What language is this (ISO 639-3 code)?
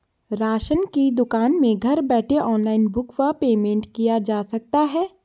hin